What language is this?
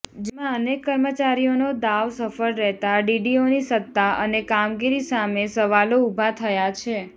Gujarati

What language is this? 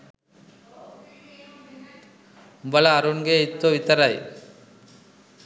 Sinhala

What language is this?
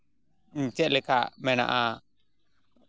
Santali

